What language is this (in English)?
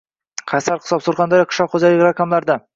Uzbek